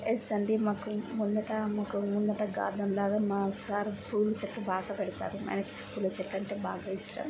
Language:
Telugu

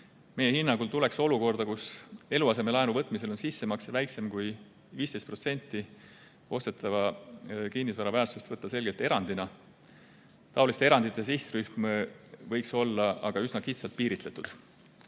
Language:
Estonian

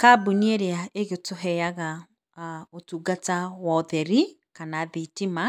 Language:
Kikuyu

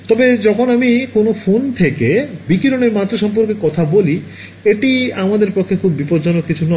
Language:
Bangla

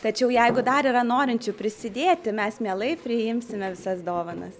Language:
Lithuanian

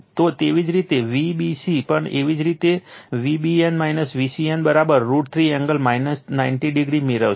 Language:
Gujarati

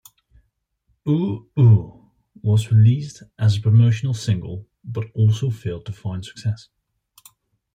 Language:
English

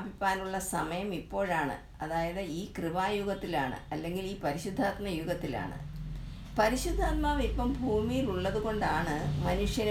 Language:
Malayalam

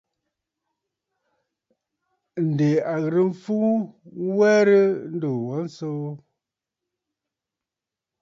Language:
Bafut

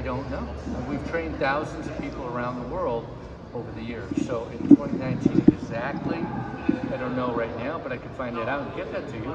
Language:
English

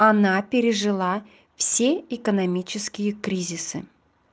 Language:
Russian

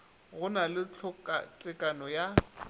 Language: Northern Sotho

